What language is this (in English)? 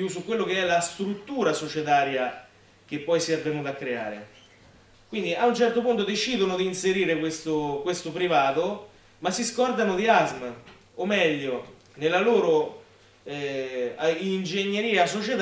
Italian